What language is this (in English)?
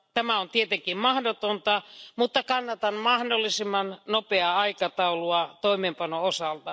Finnish